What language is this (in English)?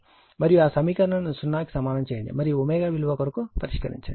Telugu